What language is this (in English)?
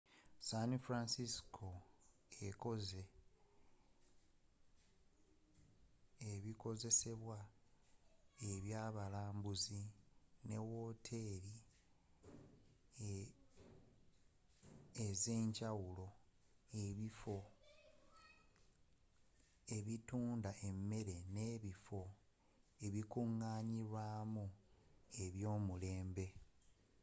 Ganda